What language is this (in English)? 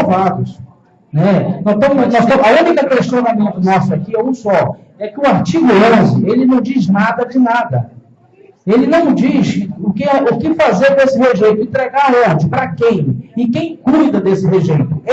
Portuguese